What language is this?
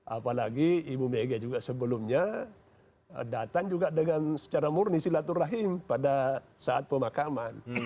Indonesian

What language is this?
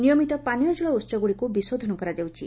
Odia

